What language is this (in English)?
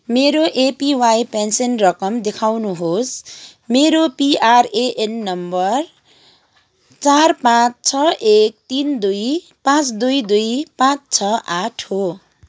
Nepali